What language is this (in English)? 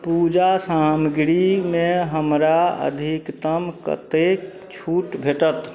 Maithili